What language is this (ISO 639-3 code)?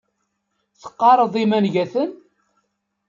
kab